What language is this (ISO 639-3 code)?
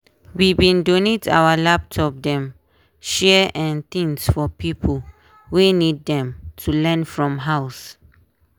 pcm